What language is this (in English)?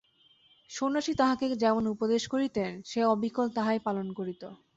Bangla